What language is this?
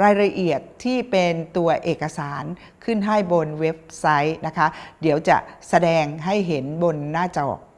Thai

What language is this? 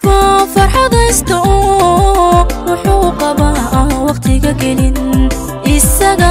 Arabic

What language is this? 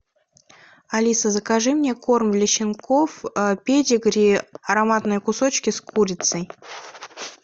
Russian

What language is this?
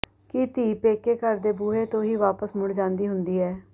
Punjabi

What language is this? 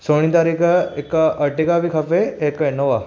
Sindhi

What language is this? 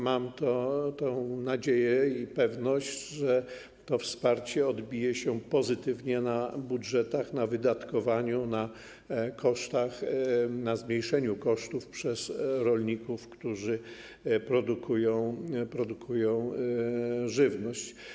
Polish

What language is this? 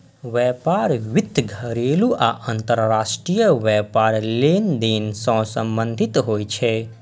Maithili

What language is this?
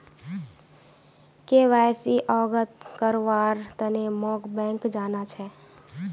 Magahi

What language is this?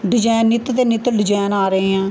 Punjabi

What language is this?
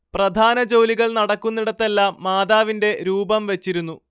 Malayalam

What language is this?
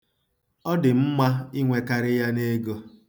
Igbo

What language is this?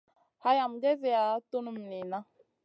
Masana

